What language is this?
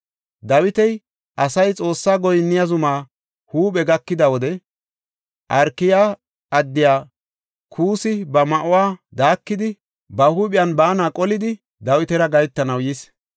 Gofa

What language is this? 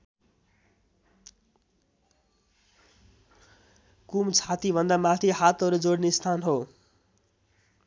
Nepali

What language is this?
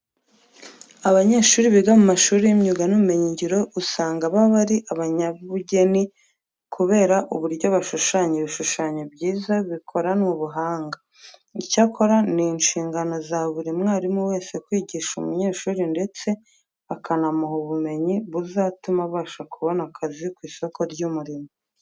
Kinyarwanda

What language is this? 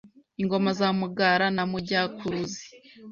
Kinyarwanda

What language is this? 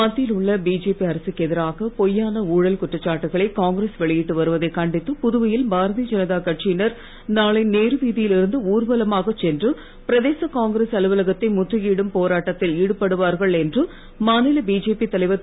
Tamil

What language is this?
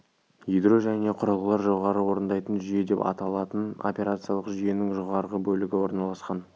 Kazakh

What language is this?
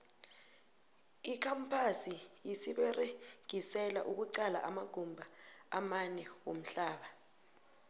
South Ndebele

